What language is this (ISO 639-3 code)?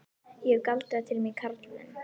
isl